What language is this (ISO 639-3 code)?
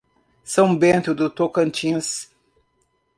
por